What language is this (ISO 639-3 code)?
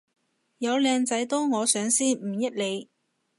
yue